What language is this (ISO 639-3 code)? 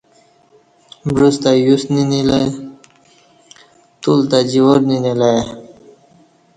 bsh